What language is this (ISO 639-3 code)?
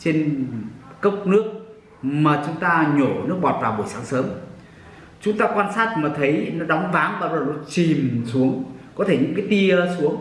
vie